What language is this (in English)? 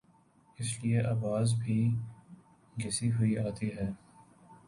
Urdu